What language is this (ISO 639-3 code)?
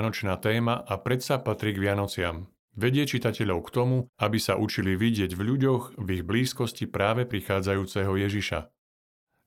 slk